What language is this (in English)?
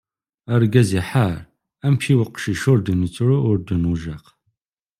Kabyle